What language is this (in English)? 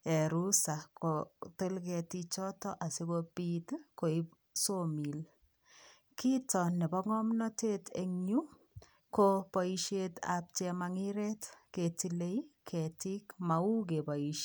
Kalenjin